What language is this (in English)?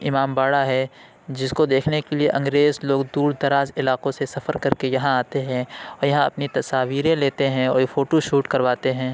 Urdu